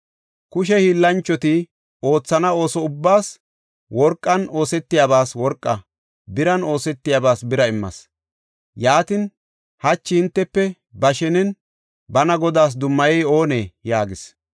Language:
Gofa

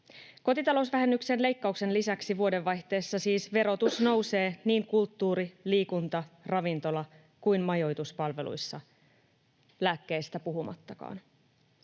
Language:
Finnish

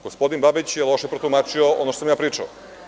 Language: Serbian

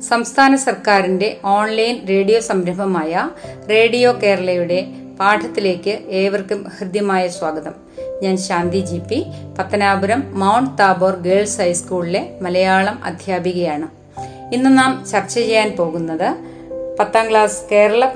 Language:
Malayalam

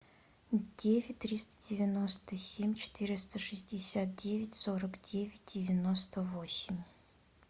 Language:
Russian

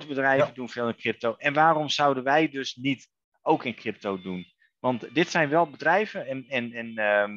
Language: Dutch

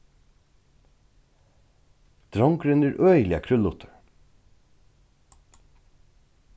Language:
Faroese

